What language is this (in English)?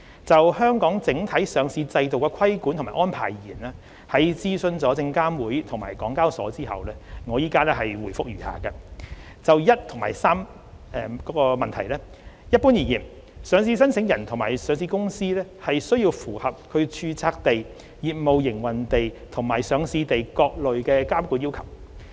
Cantonese